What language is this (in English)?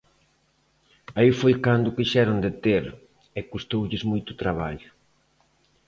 Galician